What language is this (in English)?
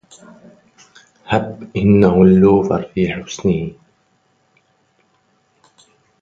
Arabic